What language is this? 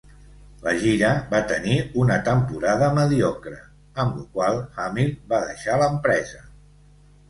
Catalan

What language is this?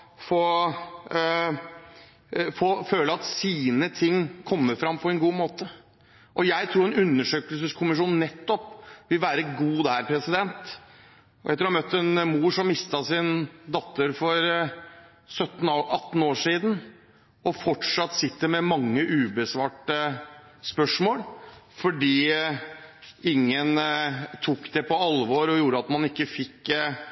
Norwegian Bokmål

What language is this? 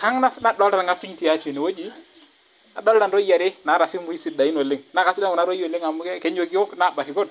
Masai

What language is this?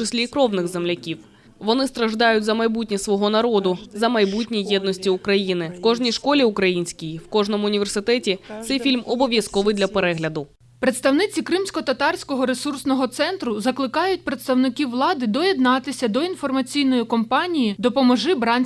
Ukrainian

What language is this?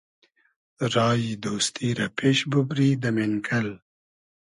Hazaragi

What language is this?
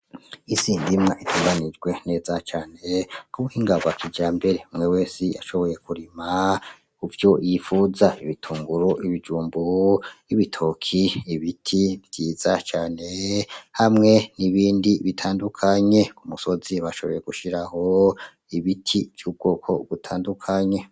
Rundi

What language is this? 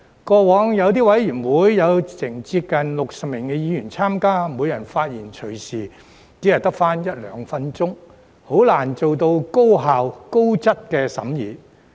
Cantonese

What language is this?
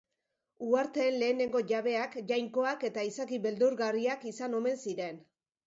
Basque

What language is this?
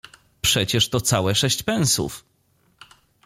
Polish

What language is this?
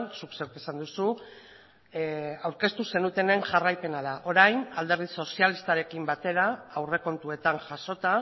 Basque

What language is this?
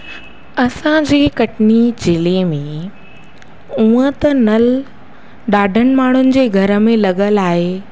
Sindhi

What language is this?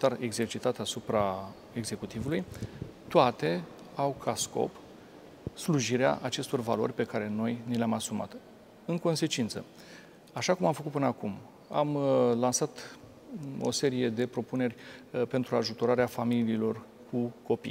Romanian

